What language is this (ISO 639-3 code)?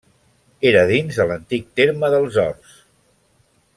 cat